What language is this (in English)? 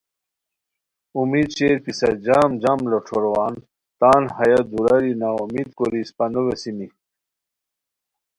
Khowar